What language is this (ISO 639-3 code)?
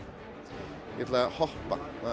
isl